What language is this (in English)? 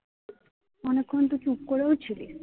Bangla